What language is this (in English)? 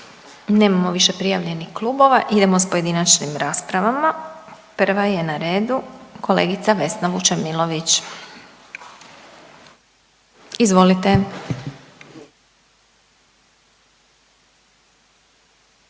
Croatian